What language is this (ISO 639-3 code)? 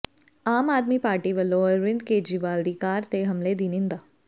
pan